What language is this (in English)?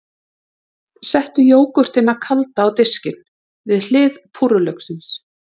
Icelandic